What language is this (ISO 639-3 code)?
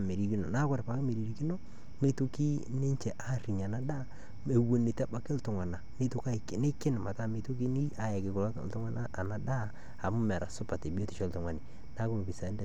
mas